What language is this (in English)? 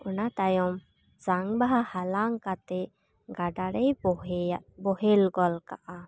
Santali